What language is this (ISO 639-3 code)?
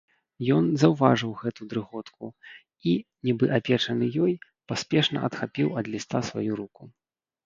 bel